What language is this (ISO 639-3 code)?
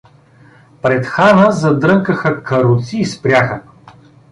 bul